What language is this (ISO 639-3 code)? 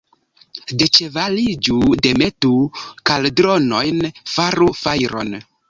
epo